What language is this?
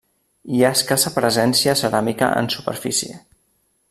Catalan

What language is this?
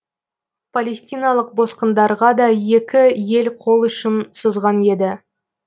Kazakh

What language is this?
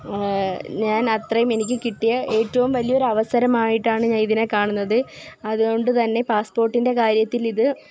Malayalam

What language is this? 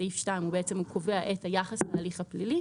Hebrew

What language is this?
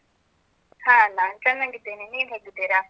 Kannada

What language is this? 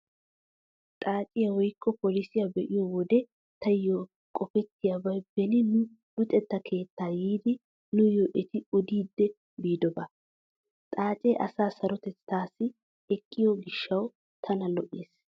Wolaytta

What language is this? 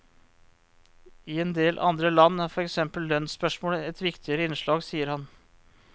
Norwegian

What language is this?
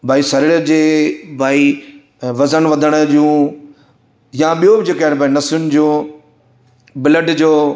Sindhi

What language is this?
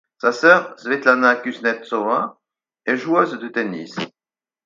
French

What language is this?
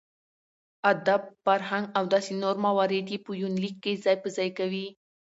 Pashto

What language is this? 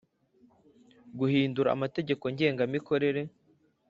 Kinyarwanda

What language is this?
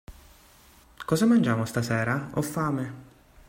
Italian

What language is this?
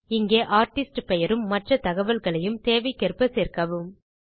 Tamil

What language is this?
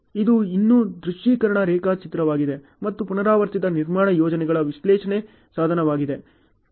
Kannada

